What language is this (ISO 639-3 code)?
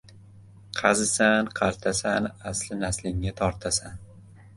uzb